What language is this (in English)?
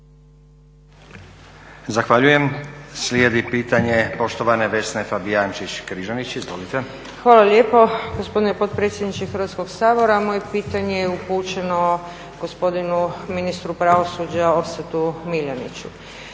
Croatian